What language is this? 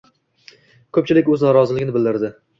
Uzbek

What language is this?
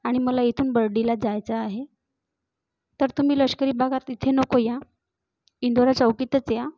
Marathi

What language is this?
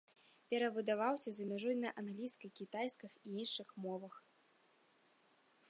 Belarusian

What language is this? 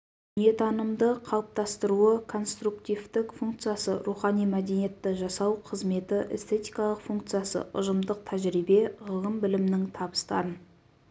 Kazakh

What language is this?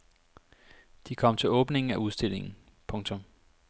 Danish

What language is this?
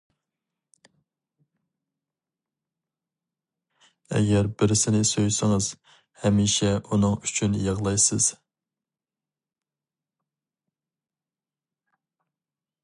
Uyghur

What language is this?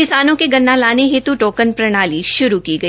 Hindi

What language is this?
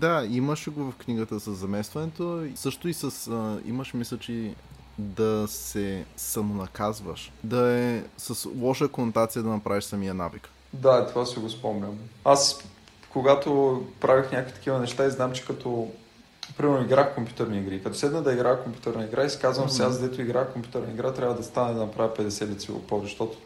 Bulgarian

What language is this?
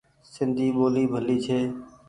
Goaria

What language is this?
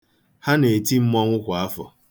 Igbo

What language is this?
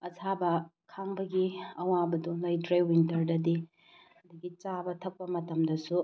Manipuri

